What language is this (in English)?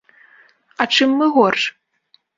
Belarusian